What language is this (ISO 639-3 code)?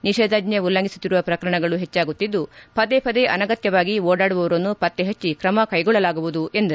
kan